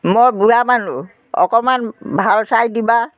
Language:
Assamese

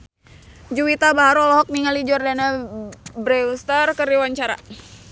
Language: Sundanese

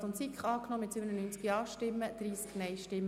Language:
Swiss German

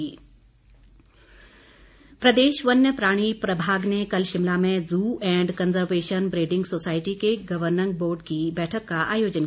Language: Hindi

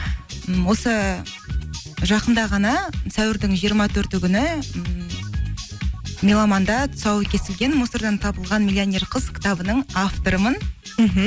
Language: Kazakh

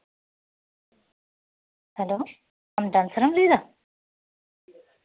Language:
Santali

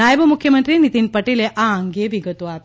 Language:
Gujarati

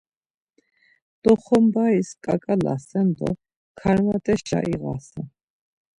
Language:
Laz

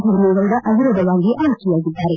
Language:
Kannada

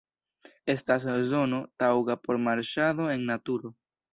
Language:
Esperanto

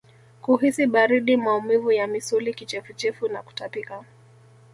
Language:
Swahili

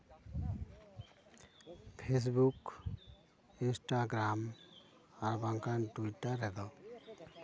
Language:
Santali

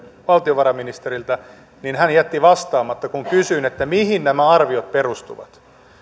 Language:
Finnish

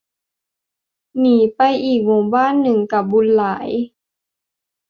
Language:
Thai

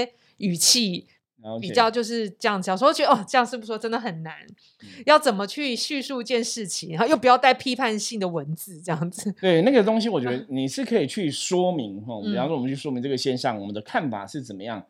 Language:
Chinese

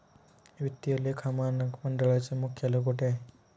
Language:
Marathi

